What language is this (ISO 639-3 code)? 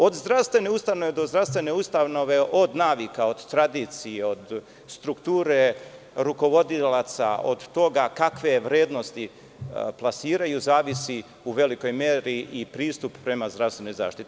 srp